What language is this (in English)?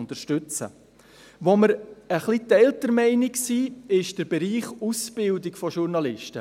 Swiss German